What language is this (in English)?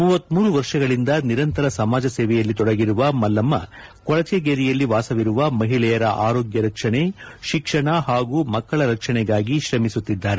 Kannada